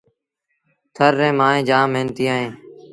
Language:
Sindhi Bhil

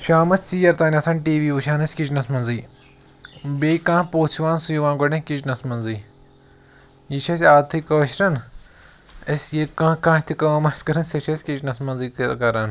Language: Kashmiri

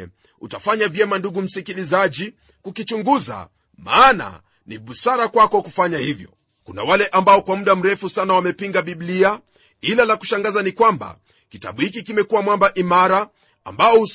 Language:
Swahili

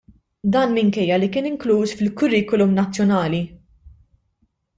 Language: Maltese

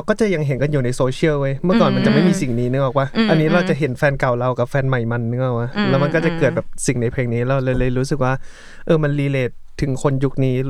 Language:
Thai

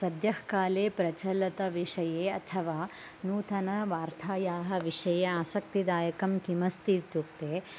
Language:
Sanskrit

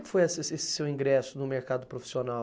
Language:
Portuguese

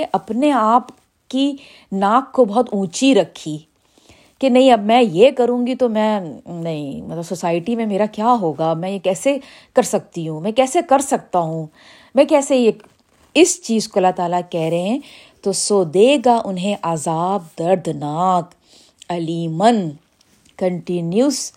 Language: Urdu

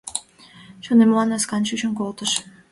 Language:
Mari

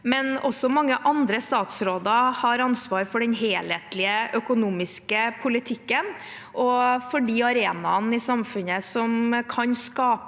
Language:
Norwegian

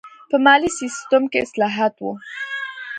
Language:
Pashto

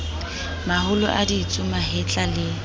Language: Southern Sotho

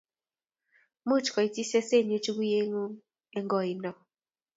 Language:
Kalenjin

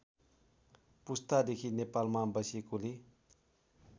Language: Nepali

